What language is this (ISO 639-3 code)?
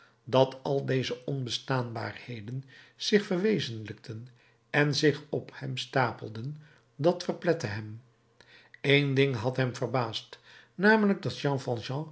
nld